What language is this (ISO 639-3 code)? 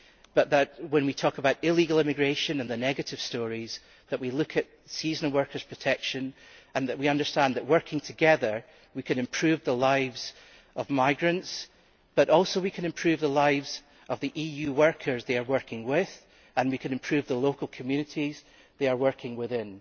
eng